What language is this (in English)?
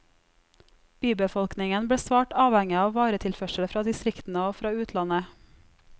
Norwegian